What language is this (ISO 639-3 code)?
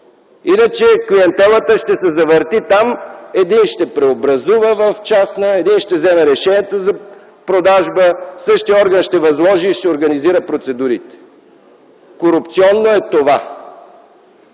bul